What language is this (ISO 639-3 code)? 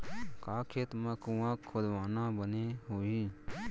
hne